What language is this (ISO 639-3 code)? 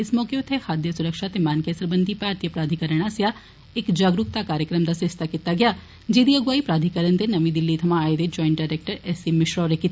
doi